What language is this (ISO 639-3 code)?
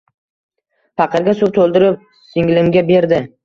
uzb